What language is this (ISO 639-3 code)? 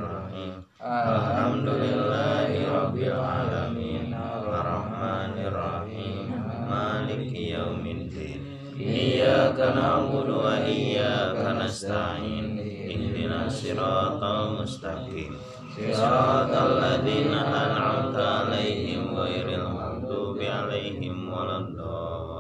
ind